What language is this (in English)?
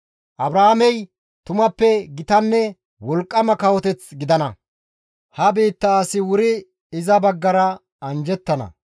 Gamo